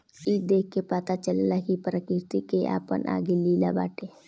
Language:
Bhojpuri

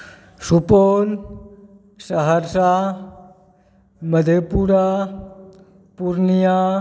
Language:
Maithili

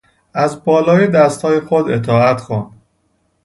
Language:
Persian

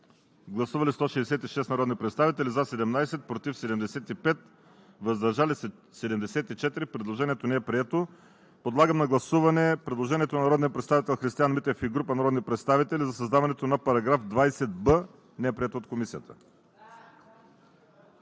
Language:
Bulgarian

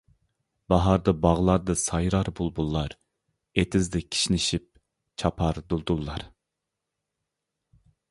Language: Uyghur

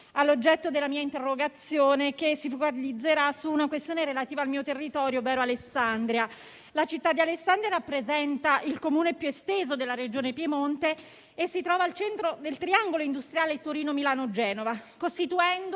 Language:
Italian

